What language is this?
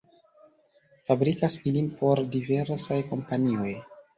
Esperanto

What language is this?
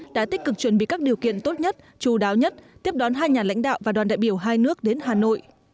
Vietnamese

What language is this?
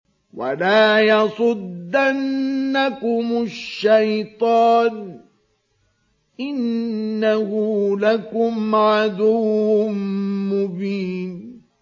Arabic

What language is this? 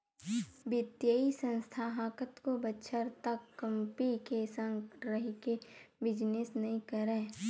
Chhattisgarhi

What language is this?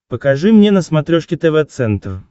Russian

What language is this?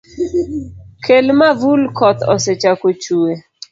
Luo (Kenya and Tanzania)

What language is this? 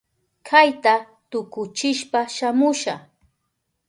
Southern Pastaza Quechua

